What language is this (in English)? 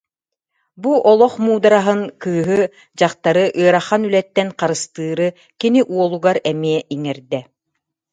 Yakut